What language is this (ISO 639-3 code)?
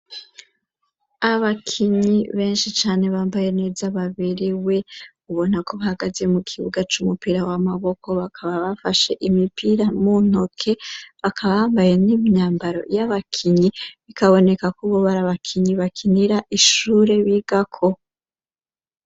run